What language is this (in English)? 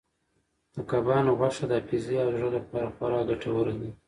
Pashto